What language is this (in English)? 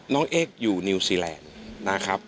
Thai